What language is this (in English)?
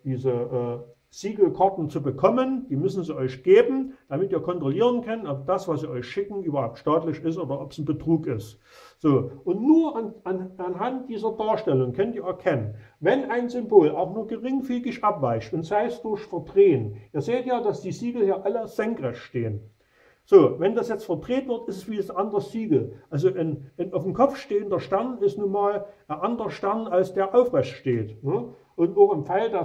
German